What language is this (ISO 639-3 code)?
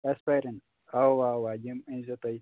kas